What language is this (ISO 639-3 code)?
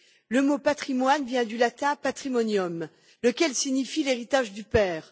fra